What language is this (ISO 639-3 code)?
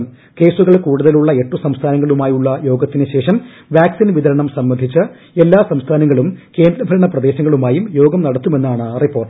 mal